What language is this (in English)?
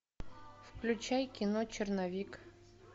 Russian